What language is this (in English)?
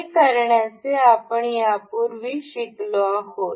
Marathi